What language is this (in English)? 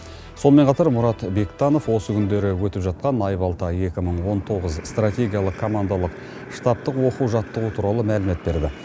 Kazakh